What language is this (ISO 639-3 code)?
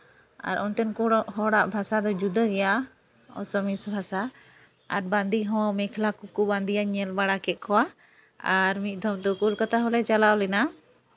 sat